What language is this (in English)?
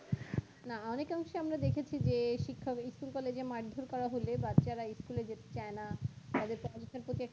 Bangla